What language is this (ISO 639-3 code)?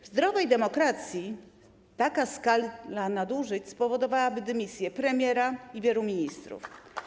pol